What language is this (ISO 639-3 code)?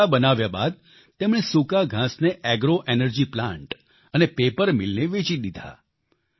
guj